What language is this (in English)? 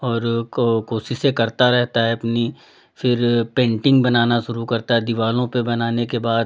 Hindi